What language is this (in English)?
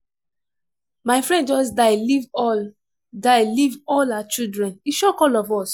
Nigerian Pidgin